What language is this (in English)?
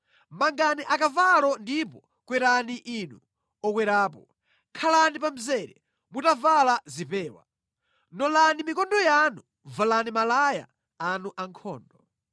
Nyanja